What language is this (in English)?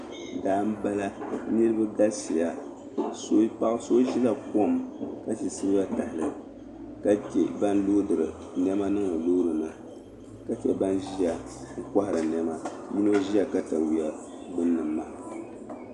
Dagbani